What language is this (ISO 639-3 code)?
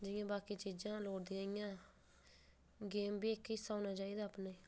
doi